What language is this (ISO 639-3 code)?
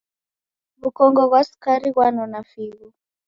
dav